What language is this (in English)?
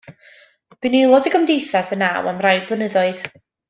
Welsh